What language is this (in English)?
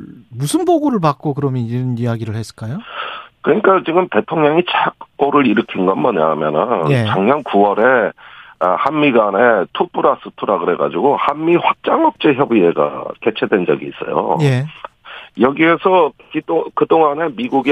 Korean